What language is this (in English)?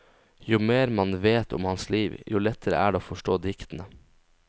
Norwegian